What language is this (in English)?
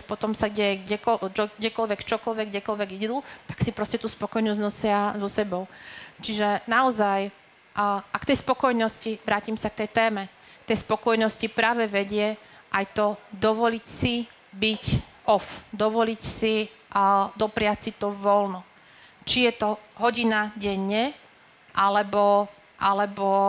Slovak